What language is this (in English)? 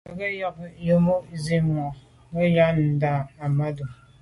Medumba